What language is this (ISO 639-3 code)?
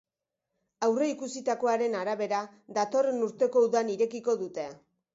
eus